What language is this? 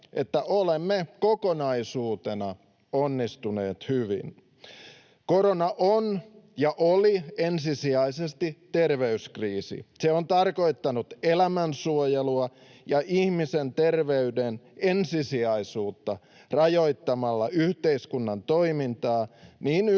Finnish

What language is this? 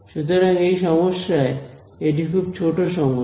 Bangla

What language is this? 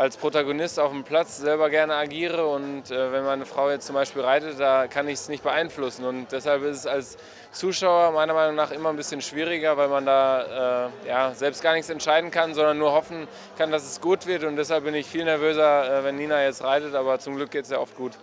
German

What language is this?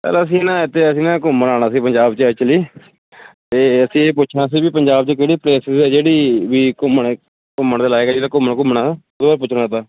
Punjabi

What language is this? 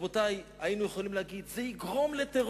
Hebrew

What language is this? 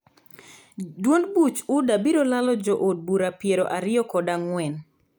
Luo (Kenya and Tanzania)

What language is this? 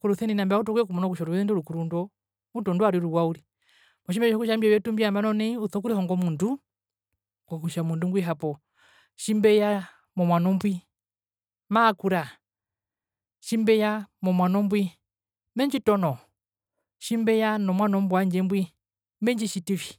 Herero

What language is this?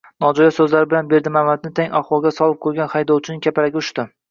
Uzbek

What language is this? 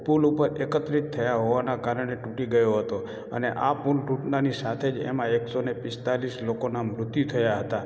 Gujarati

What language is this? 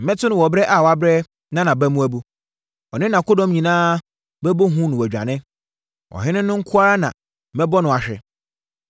Akan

